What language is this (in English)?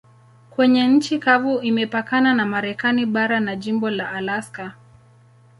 Swahili